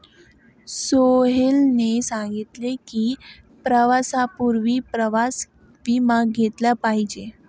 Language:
Marathi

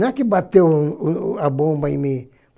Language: Portuguese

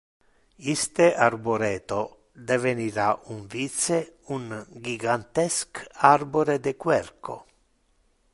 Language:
Interlingua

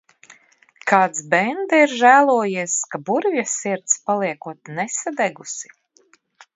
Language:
Latvian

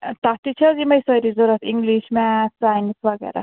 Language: Kashmiri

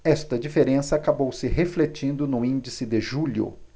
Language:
Portuguese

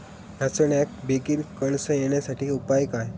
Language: Marathi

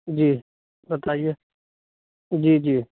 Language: Urdu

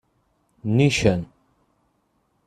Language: Kabyle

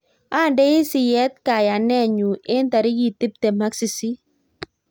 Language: Kalenjin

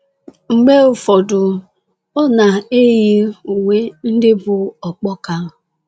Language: Igbo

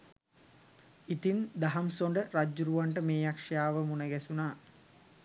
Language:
Sinhala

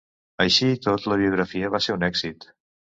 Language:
Catalan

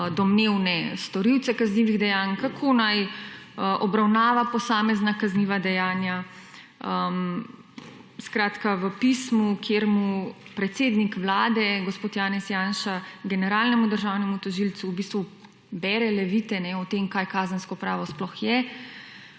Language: Slovenian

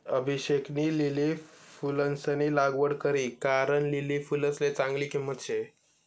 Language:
Marathi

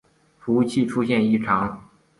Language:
Chinese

